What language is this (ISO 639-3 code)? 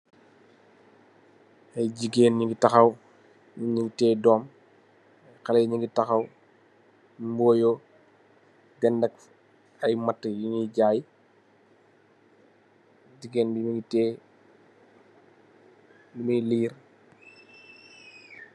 wol